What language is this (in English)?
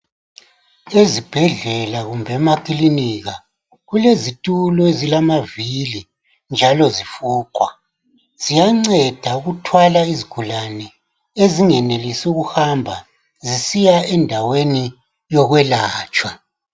North Ndebele